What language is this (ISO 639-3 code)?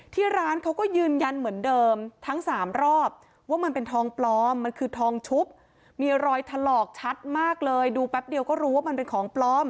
tha